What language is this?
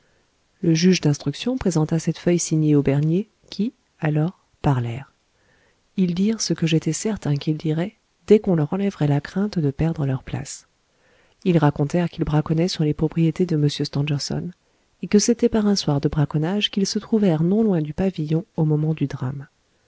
French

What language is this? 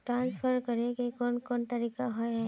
Magahi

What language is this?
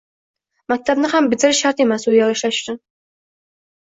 Uzbek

